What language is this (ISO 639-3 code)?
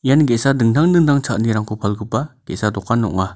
grt